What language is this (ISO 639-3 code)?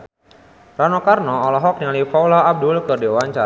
sun